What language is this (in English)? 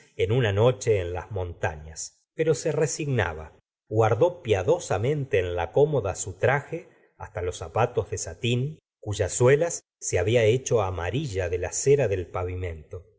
Spanish